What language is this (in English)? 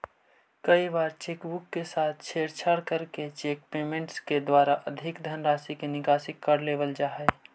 Magahi